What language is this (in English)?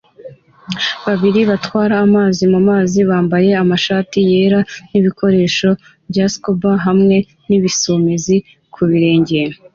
Kinyarwanda